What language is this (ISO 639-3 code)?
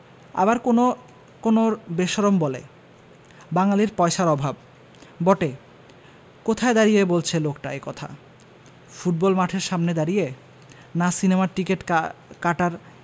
ben